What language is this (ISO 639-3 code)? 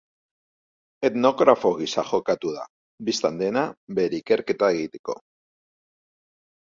eus